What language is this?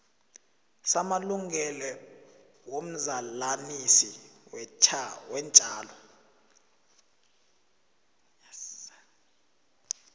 South Ndebele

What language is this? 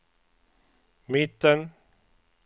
Swedish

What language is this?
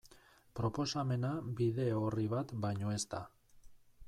Basque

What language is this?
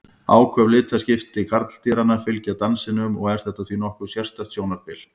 Icelandic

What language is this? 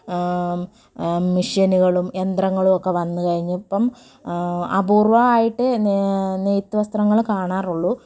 Malayalam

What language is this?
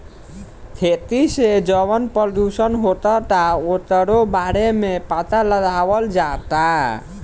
Bhojpuri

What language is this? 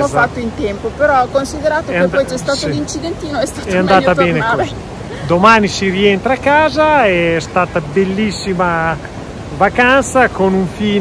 Italian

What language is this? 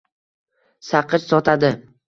Uzbek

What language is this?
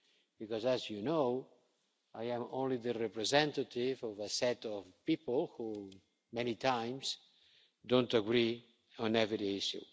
English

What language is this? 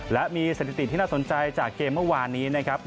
Thai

